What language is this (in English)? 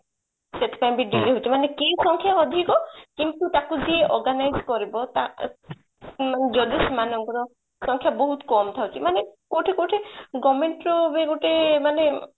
Odia